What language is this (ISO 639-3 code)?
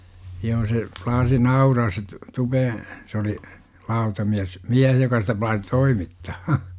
fin